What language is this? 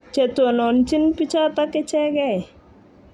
Kalenjin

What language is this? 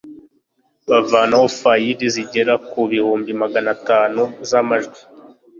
Kinyarwanda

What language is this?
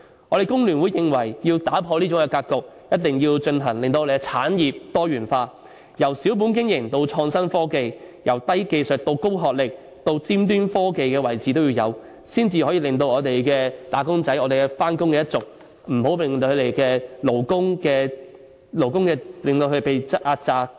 Cantonese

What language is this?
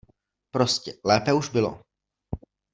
Czech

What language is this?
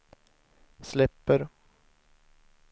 Swedish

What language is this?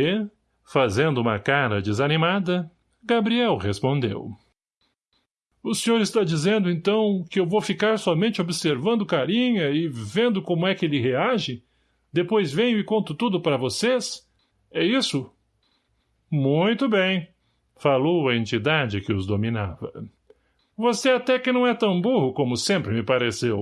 Portuguese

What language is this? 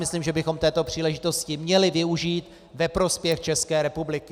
Czech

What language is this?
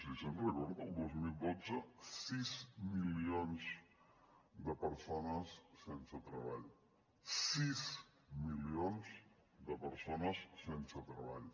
Catalan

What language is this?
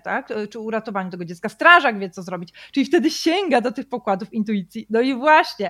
Polish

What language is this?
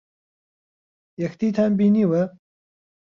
Central Kurdish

